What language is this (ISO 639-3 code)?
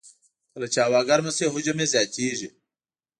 pus